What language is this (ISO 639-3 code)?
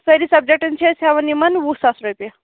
kas